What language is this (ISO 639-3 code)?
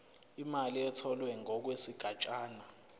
zul